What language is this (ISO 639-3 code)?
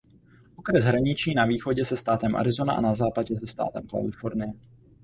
ces